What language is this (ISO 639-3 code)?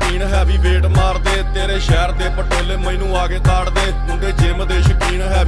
hin